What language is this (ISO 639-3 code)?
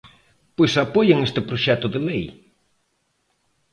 glg